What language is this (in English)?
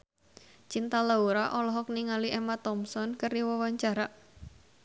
Sundanese